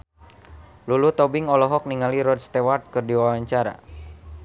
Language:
Sundanese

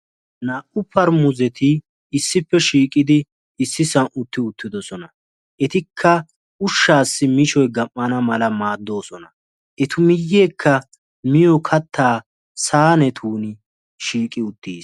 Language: Wolaytta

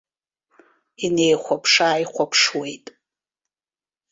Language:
Abkhazian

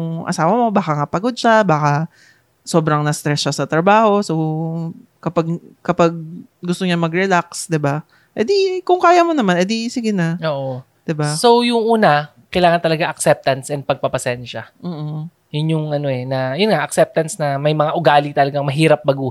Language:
Filipino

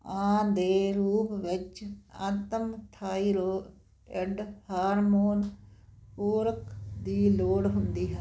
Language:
Punjabi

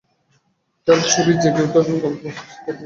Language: Bangla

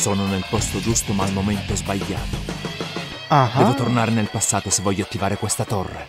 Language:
Italian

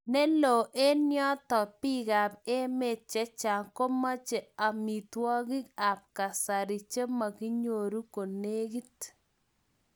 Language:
Kalenjin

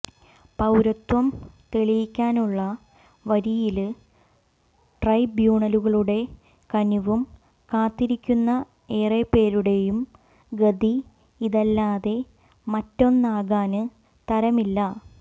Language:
Malayalam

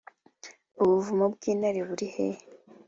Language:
Kinyarwanda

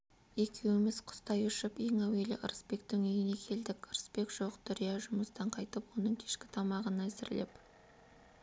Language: Kazakh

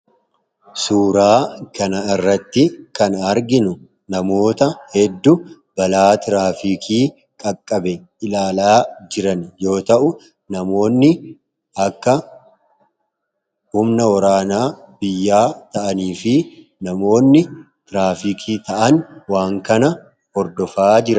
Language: Oromo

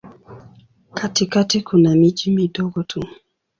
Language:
Swahili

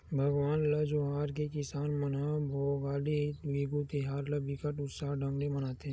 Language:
Chhattisgarhi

